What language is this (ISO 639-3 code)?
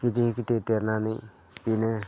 brx